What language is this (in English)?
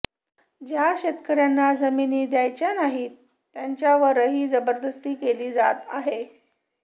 Marathi